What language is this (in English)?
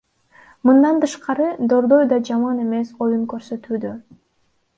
Kyrgyz